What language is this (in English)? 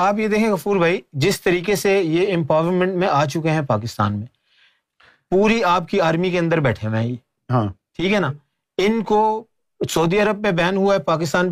Urdu